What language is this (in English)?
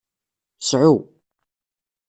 Kabyle